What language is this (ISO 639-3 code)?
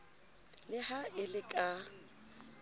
sot